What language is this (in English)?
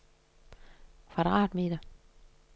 Danish